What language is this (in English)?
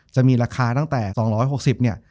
Thai